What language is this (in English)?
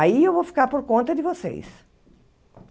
Portuguese